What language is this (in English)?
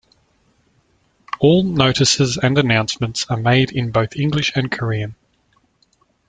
English